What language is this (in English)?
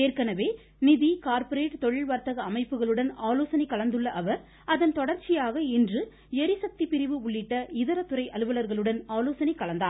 Tamil